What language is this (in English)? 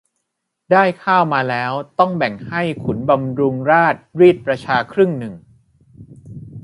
Thai